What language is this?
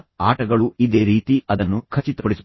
Kannada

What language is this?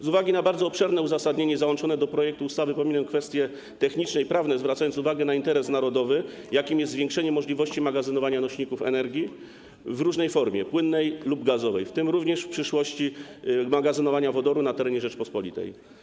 Polish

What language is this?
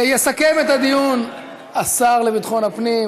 Hebrew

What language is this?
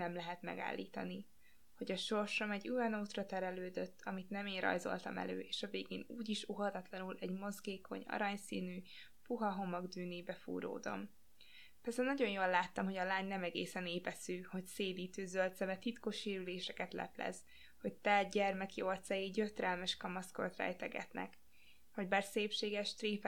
Hungarian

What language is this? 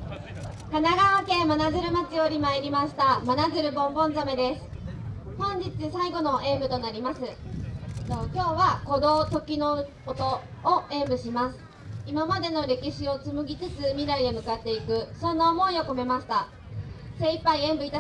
Japanese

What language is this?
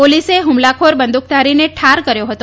Gujarati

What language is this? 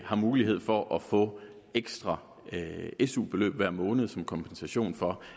Danish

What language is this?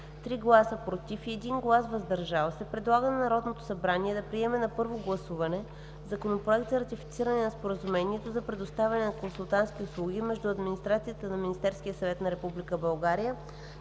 Bulgarian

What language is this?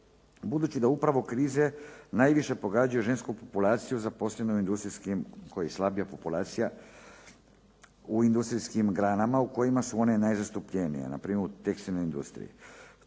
Croatian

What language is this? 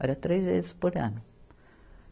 Portuguese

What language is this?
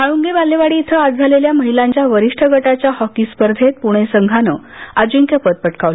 Marathi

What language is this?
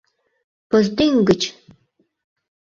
Mari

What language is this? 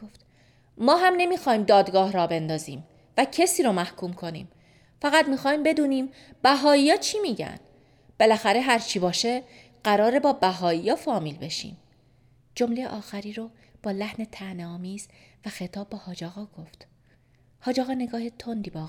Persian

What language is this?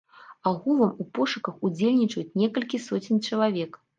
Belarusian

